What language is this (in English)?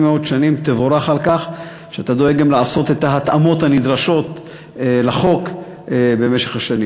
Hebrew